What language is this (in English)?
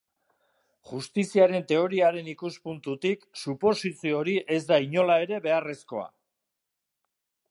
Basque